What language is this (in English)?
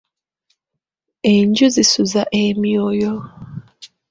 Ganda